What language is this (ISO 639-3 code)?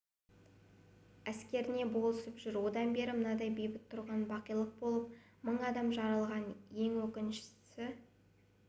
kaz